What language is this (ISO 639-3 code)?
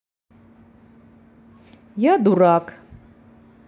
rus